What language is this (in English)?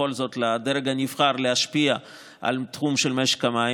Hebrew